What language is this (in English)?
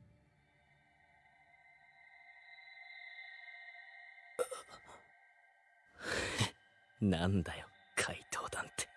Japanese